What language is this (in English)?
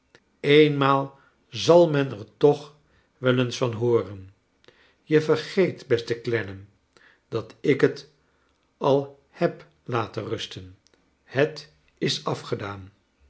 Dutch